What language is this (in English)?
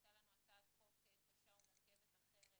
Hebrew